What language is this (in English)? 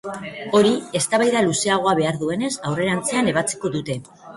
Basque